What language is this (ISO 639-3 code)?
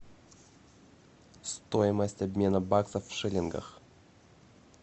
rus